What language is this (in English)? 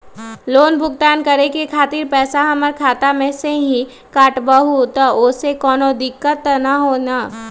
Magahi